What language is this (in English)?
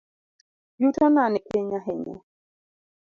Luo (Kenya and Tanzania)